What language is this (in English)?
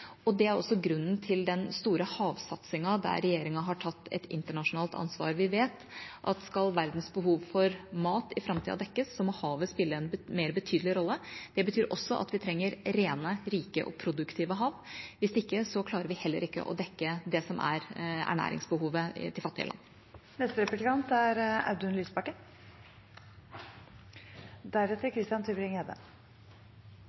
Norwegian Bokmål